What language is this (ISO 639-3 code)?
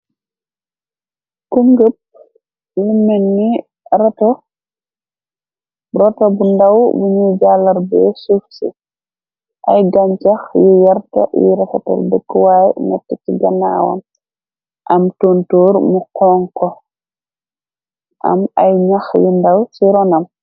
wol